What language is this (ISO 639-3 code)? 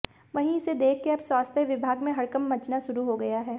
hin